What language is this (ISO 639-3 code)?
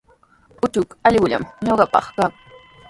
qws